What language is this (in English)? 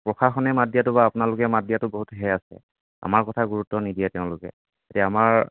Assamese